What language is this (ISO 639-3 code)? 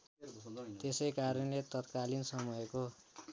nep